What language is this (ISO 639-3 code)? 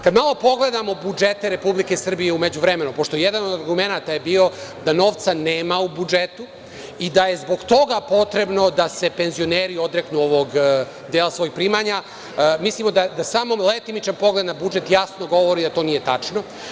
srp